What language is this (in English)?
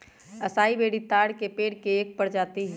Magahi